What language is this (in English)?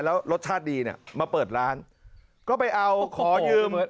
Thai